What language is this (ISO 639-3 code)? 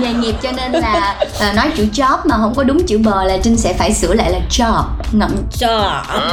vie